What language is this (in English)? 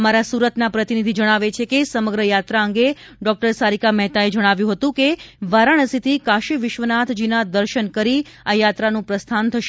Gujarati